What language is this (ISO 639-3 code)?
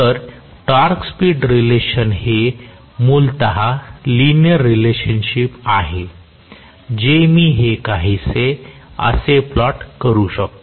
mar